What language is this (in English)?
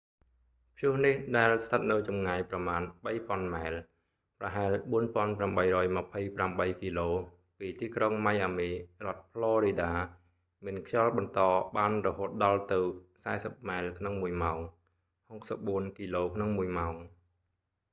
Khmer